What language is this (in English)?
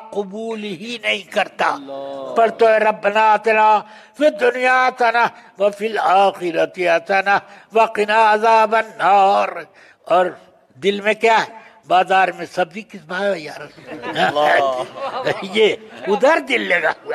Arabic